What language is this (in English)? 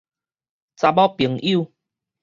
Min Nan Chinese